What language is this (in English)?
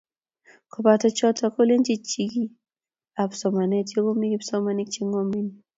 Kalenjin